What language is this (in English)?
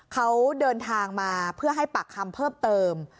Thai